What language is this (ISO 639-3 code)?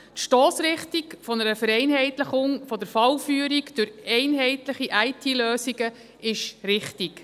gsw